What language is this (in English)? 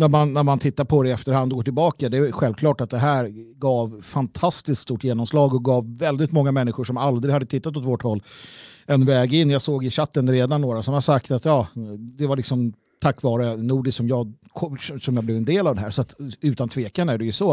Swedish